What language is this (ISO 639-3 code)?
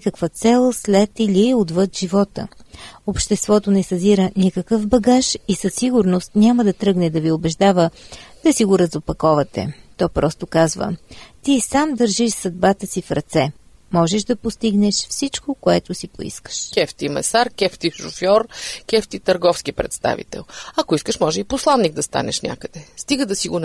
bul